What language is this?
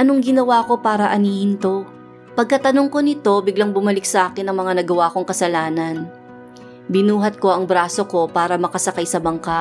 Filipino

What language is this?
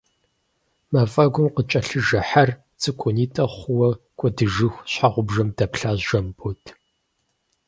Kabardian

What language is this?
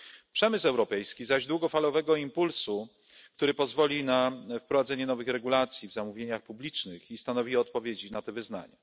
Polish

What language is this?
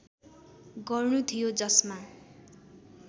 Nepali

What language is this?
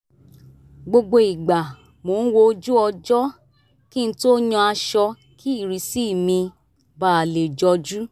Yoruba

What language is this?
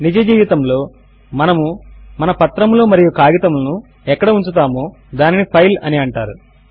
Telugu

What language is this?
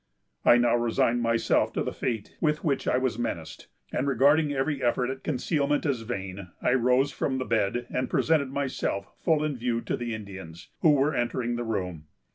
English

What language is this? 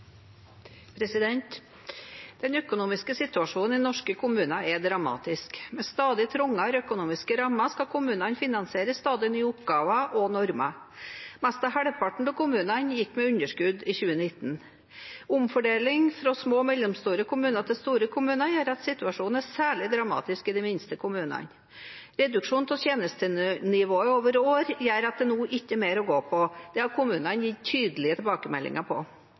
Norwegian Bokmål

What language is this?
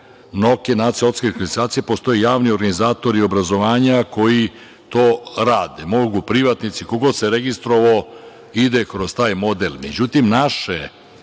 Serbian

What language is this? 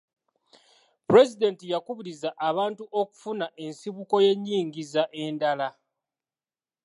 Ganda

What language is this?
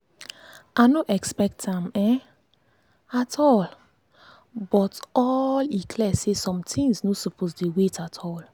Nigerian Pidgin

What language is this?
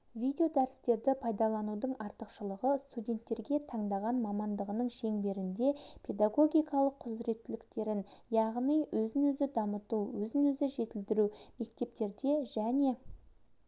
Kazakh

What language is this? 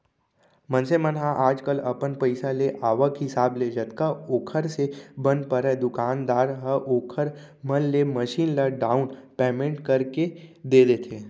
Chhattisgarhi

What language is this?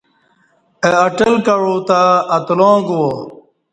Kati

